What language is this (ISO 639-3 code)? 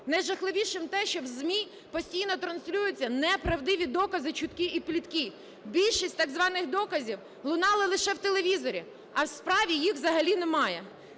ukr